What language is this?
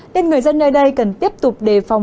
Vietnamese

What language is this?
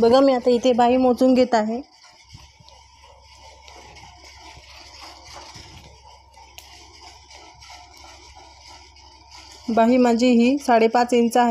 Hindi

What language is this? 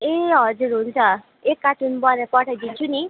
Nepali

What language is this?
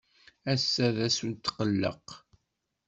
Kabyle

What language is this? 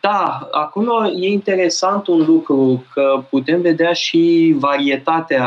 Romanian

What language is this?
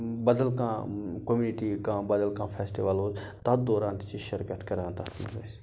Kashmiri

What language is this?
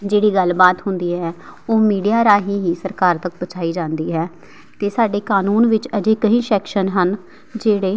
Punjabi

